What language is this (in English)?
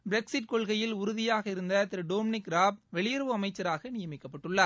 Tamil